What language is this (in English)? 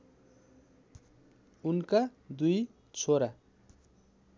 Nepali